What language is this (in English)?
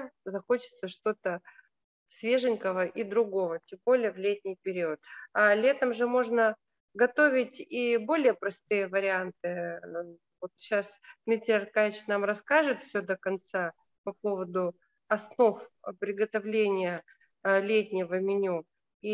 Russian